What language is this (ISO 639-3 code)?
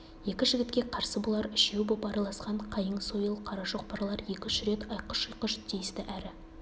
kaz